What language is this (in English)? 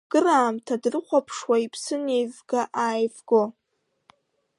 Abkhazian